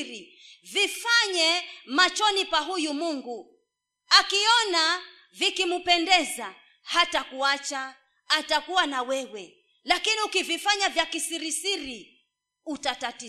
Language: Swahili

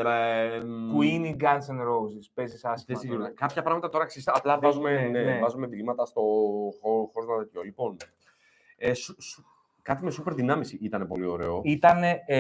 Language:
Greek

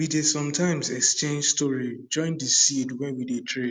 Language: Nigerian Pidgin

